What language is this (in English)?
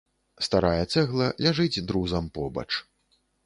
Belarusian